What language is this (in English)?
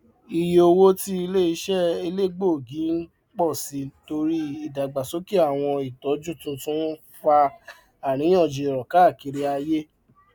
Yoruba